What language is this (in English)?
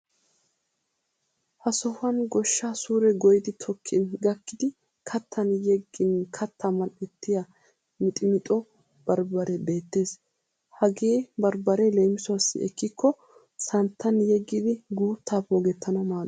Wolaytta